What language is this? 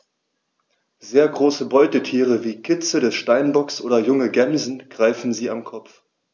German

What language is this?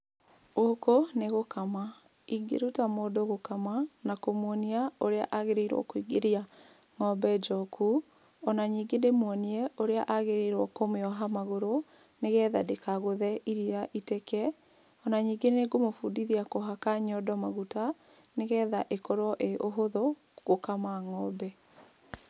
Kikuyu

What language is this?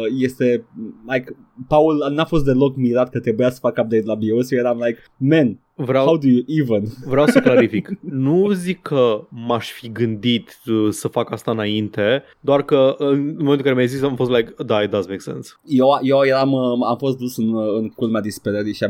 Romanian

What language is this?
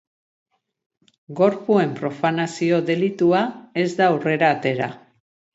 Basque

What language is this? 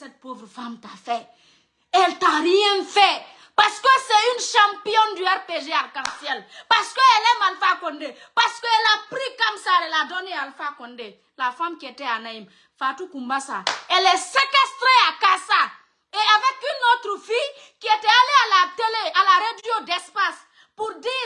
French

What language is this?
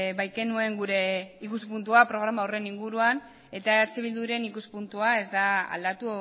Basque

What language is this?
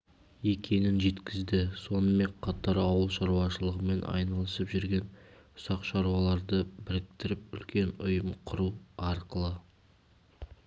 Kazakh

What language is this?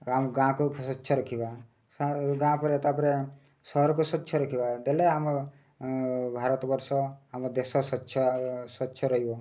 Odia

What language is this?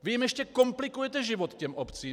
Czech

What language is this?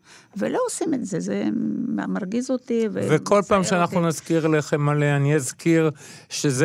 Hebrew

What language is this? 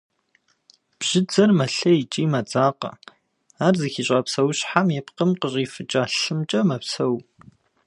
Kabardian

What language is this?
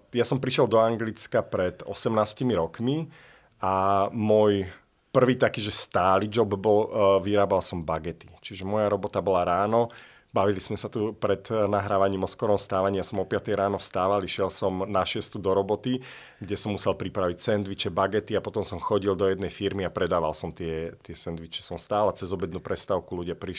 Slovak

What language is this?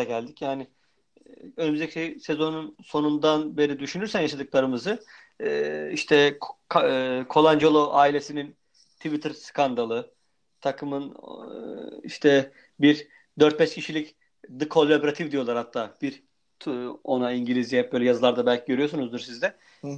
Turkish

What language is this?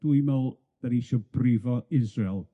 Welsh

